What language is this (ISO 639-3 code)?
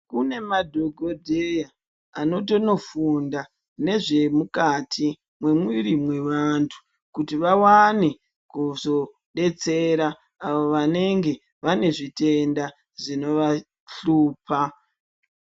ndc